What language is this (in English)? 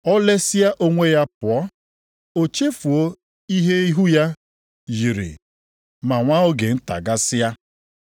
Igbo